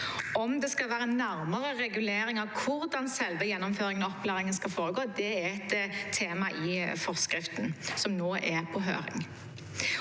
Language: Norwegian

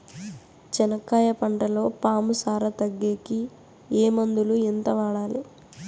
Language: Telugu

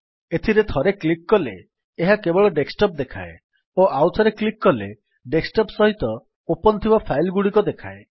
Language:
Odia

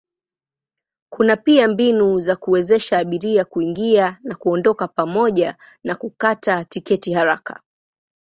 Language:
Swahili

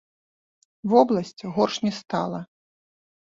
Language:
Belarusian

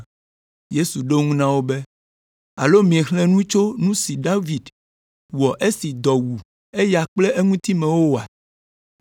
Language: Ewe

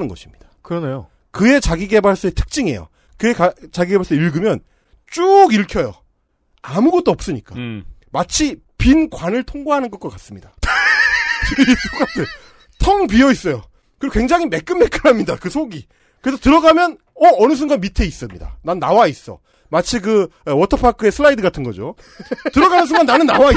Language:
Korean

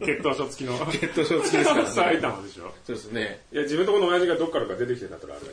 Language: Japanese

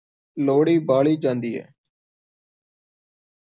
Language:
Punjabi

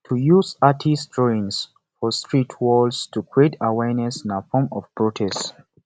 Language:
Nigerian Pidgin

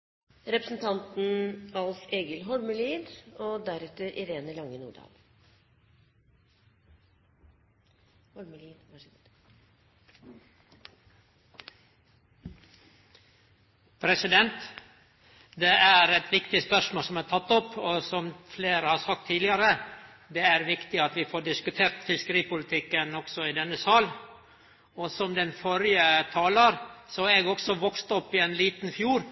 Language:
Norwegian Nynorsk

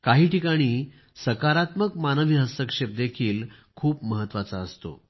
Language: Marathi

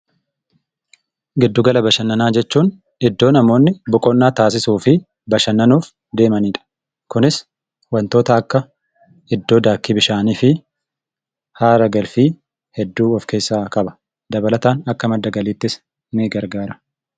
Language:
Oromo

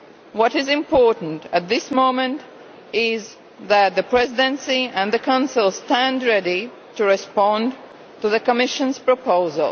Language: English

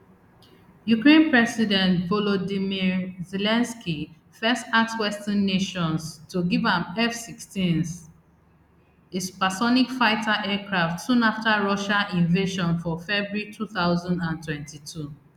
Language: Nigerian Pidgin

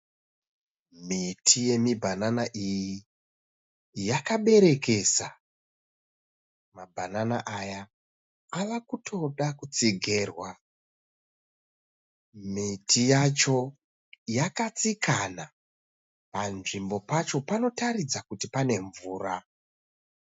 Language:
Shona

